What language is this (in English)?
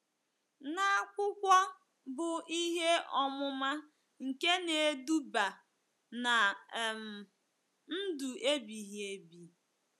Igbo